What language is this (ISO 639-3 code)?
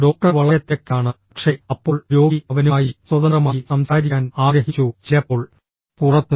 mal